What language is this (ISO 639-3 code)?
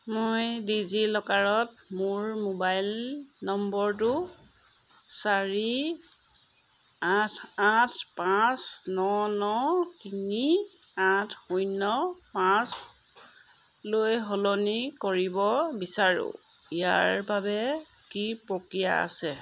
asm